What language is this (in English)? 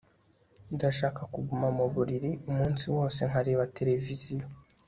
Kinyarwanda